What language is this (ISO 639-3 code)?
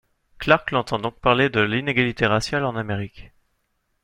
fra